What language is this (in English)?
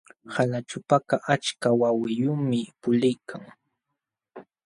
Jauja Wanca Quechua